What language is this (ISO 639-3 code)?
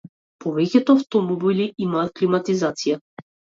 mkd